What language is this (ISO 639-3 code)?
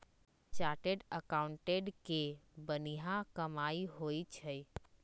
mag